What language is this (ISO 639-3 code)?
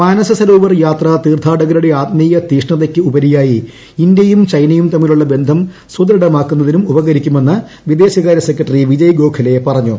mal